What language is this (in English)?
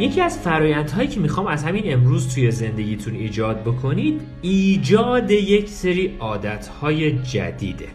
Persian